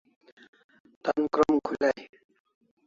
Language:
Kalasha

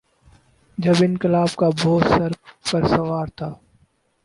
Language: Urdu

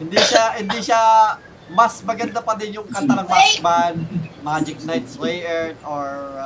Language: Filipino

